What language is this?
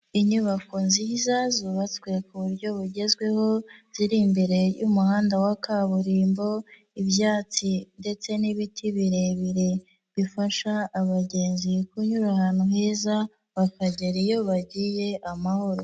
Kinyarwanda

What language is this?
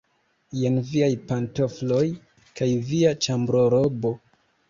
Esperanto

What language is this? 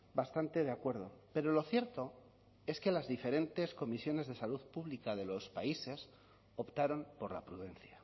Spanish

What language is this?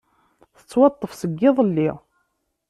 Kabyle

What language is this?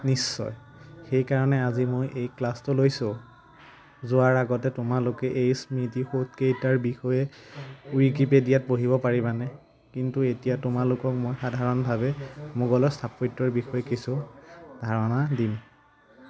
Assamese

